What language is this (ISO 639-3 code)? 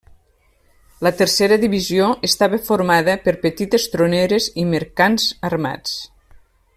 cat